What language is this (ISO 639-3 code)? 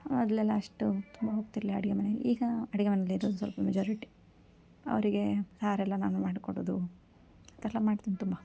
kan